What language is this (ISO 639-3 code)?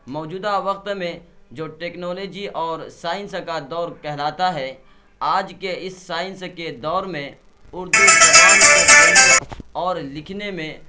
urd